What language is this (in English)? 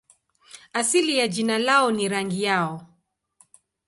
Swahili